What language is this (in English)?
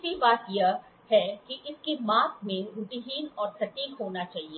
Hindi